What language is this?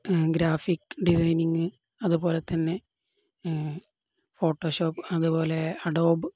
Malayalam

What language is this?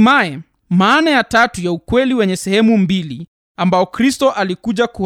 Swahili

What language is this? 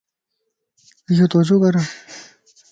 Lasi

